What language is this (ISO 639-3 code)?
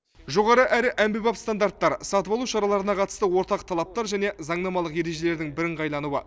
kaz